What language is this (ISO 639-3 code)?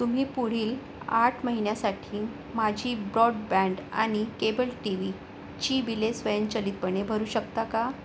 mar